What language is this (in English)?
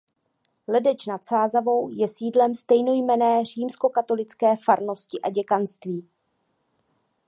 Czech